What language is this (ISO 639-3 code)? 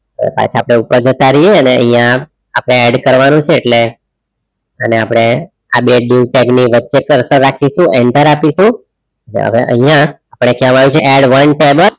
guj